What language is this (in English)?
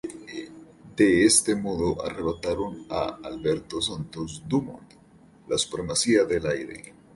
Spanish